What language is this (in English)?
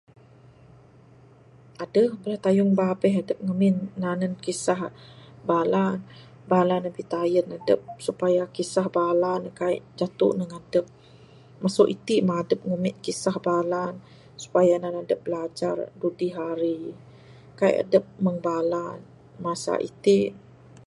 Bukar-Sadung Bidayuh